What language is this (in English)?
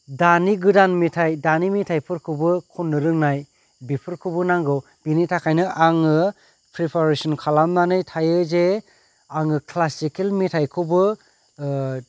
Bodo